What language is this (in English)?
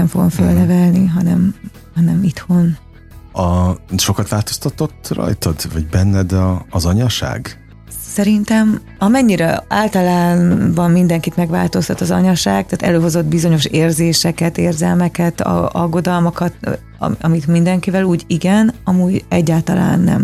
Hungarian